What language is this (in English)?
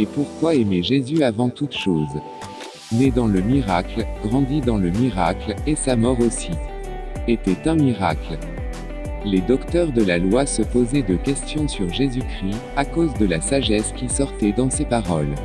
French